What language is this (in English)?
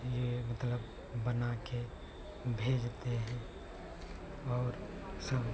Hindi